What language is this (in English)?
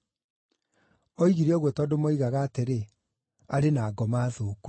Kikuyu